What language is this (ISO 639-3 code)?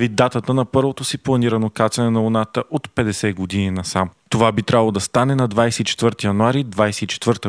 bul